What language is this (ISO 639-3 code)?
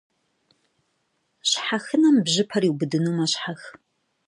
kbd